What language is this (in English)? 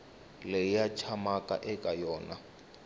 Tsonga